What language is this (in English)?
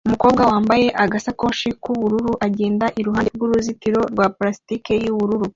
Kinyarwanda